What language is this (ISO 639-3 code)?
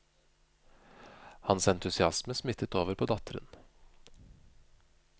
nor